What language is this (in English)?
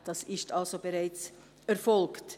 Swiss German